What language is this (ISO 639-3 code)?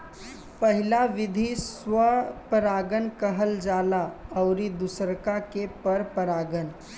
bho